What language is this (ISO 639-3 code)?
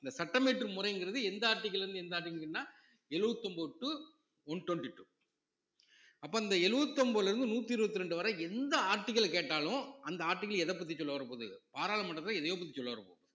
tam